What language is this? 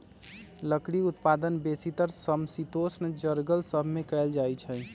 Magahi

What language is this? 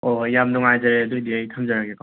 Manipuri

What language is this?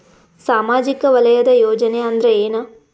Kannada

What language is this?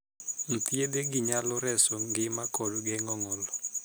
Luo (Kenya and Tanzania)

